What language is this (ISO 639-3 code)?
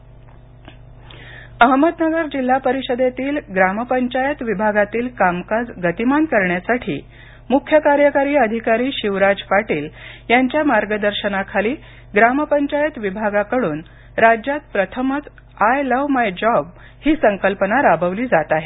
mar